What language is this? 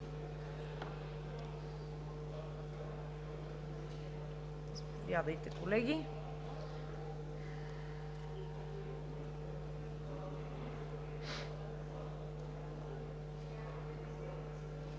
Bulgarian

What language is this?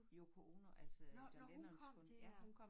Danish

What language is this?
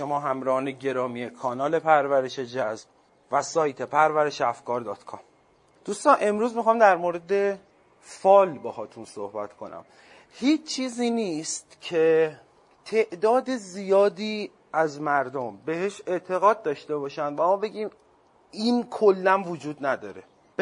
Persian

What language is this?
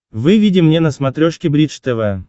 Russian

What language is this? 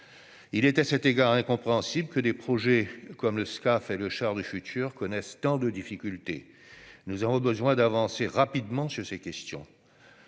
French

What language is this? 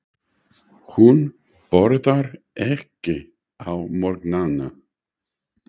Icelandic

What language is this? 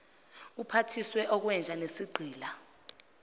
Zulu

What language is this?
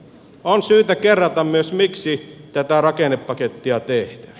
Finnish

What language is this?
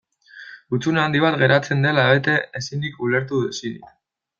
Basque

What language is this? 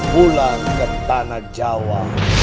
Indonesian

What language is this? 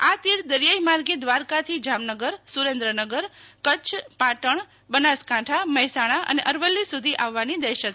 Gujarati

